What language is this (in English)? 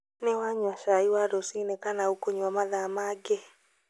Kikuyu